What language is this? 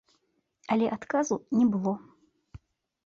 Belarusian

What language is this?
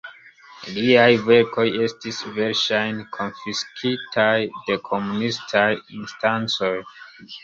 Esperanto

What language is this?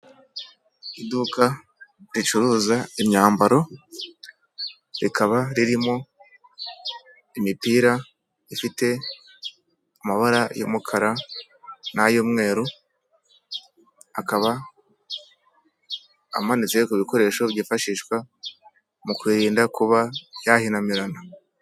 Kinyarwanda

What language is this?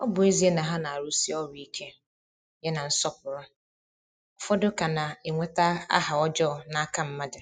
Igbo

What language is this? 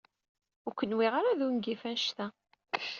Kabyle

